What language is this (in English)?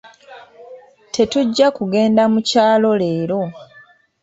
Ganda